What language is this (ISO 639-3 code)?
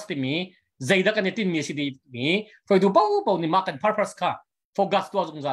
tha